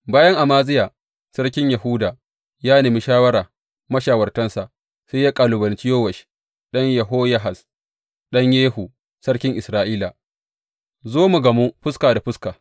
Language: Hausa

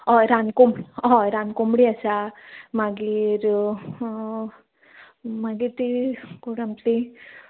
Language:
Konkani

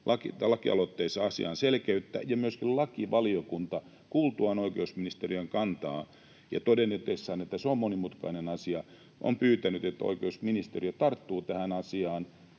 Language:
Finnish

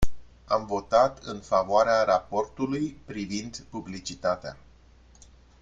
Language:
Romanian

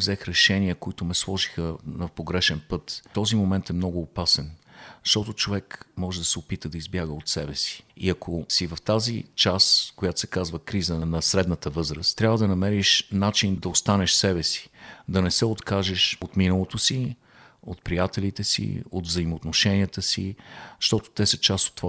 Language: Bulgarian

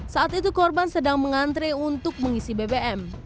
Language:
Indonesian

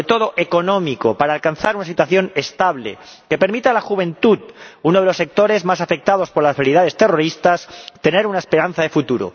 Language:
Spanish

